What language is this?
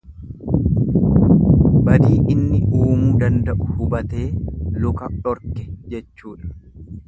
Oromo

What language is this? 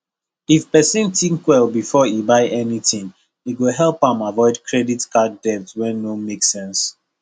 Nigerian Pidgin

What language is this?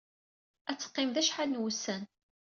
Kabyle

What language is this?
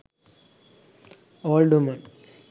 Sinhala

